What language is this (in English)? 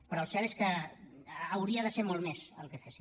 Catalan